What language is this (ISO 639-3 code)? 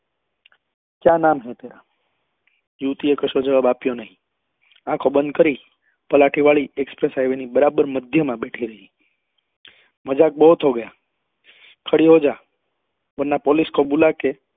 guj